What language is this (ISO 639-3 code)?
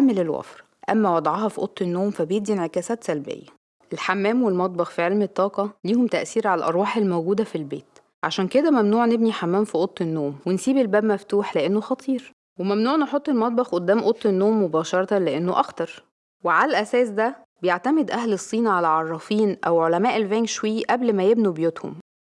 ara